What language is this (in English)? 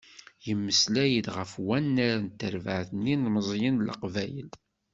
Kabyle